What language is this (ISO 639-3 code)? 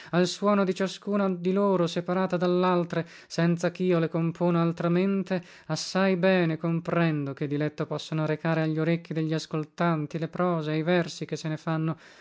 ita